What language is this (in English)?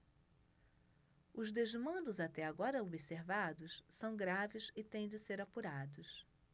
Portuguese